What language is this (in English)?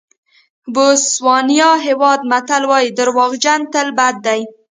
Pashto